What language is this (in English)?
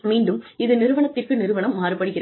Tamil